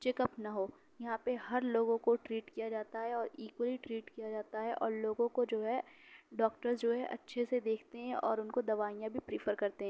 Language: Urdu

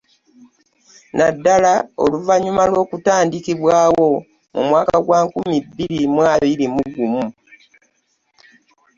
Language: Ganda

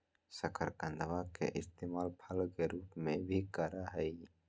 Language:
Magahi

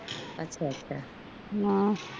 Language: Punjabi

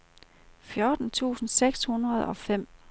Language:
Danish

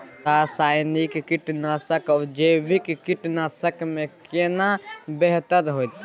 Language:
Maithili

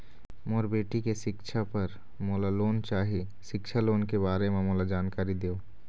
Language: Chhattisgarhi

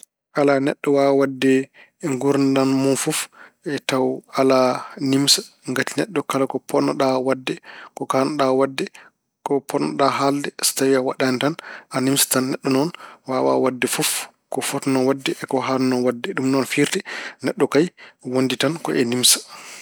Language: Fula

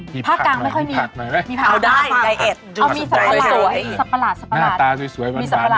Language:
Thai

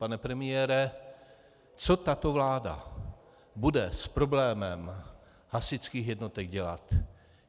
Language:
Czech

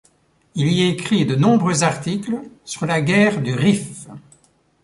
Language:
French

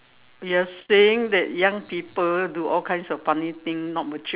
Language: English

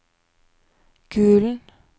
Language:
Norwegian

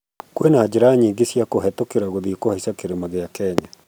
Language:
Kikuyu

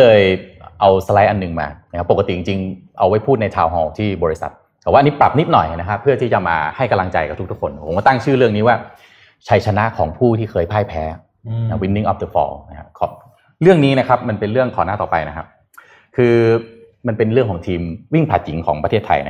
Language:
Thai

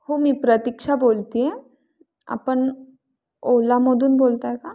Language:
Marathi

